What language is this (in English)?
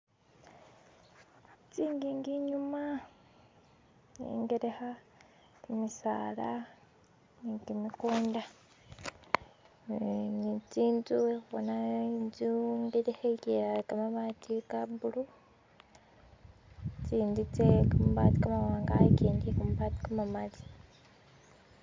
Masaaba